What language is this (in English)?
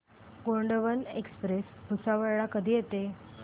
Marathi